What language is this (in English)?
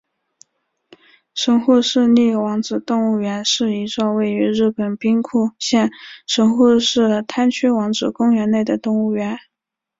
Chinese